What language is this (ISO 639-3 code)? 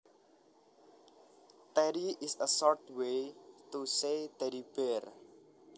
jav